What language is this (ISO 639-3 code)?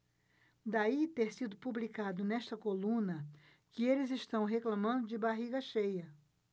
por